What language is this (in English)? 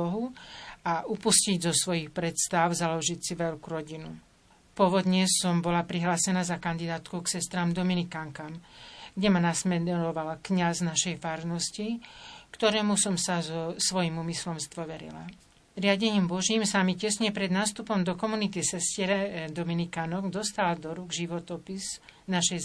Slovak